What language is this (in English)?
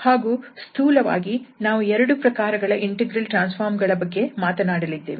Kannada